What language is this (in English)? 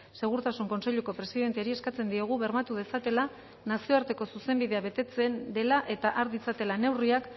Basque